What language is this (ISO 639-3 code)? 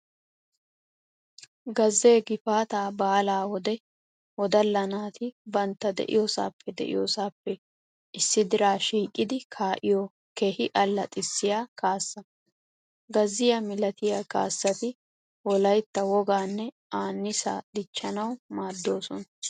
wal